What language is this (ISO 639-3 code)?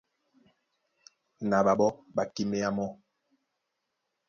dua